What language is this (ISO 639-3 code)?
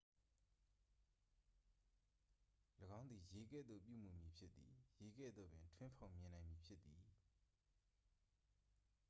mya